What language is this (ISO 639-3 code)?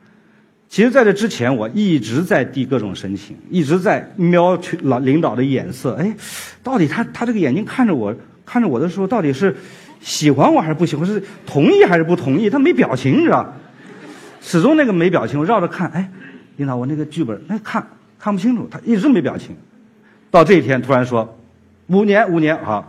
zho